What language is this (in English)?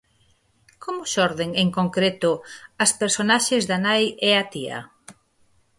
Galician